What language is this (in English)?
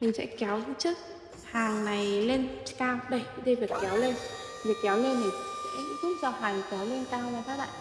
Vietnamese